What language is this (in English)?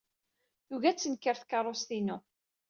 Kabyle